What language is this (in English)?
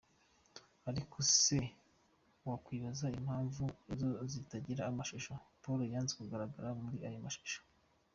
Kinyarwanda